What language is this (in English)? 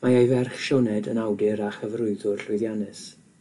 Welsh